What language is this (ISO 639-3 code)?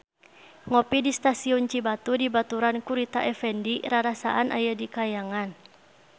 sun